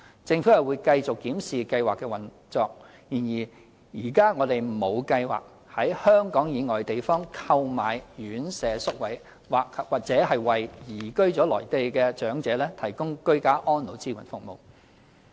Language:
Cantonese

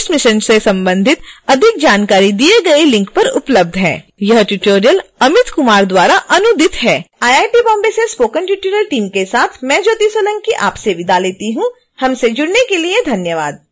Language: Hindi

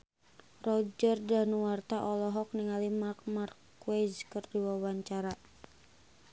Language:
Sundanese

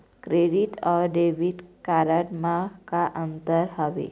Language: Chhattisgarhi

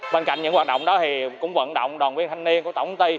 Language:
Vietnamese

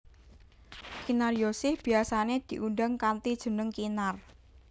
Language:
Javanese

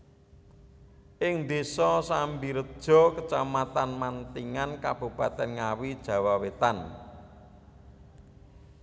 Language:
Javanese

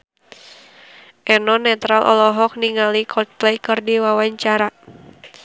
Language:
Sundanese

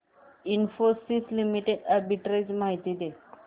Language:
Marathi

